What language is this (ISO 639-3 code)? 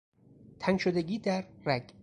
fas